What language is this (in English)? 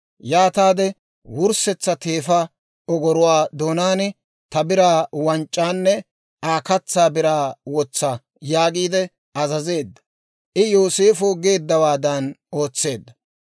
Dawro